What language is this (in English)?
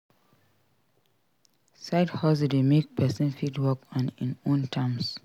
Nigerian Pidgin